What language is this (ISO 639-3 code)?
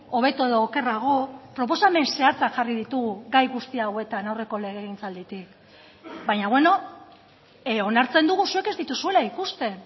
eus